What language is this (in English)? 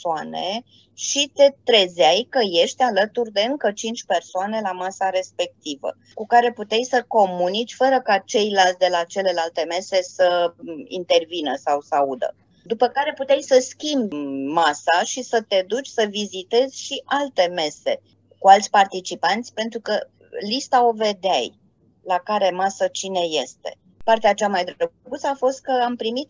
Romanian